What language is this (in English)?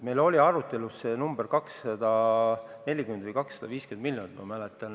Estonian